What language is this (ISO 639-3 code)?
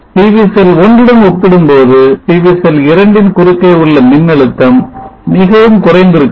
tam